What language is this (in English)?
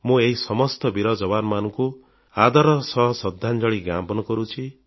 Odia